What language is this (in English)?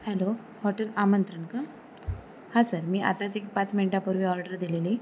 Marathi